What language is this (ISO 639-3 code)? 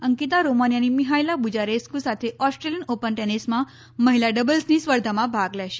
guj